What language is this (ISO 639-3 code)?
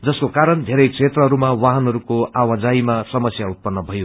nep